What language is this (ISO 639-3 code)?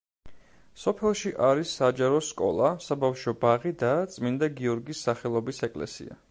kat